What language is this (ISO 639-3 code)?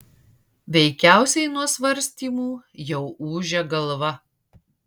lit